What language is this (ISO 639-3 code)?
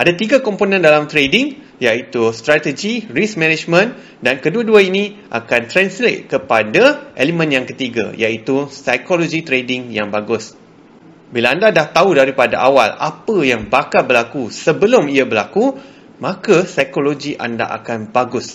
msa